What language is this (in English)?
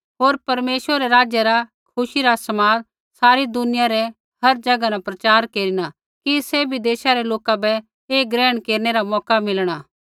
Kullu Pahari